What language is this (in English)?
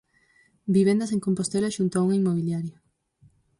Galician